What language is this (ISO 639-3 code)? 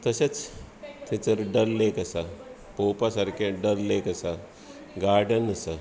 kok